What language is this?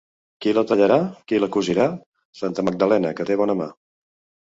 Catalan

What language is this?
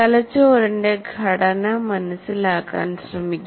Malayalam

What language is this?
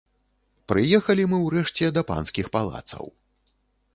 Belarusian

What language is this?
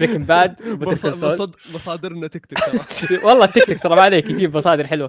Arabic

